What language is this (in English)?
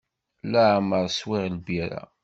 Kabyle